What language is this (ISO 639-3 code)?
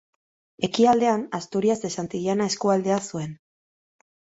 eus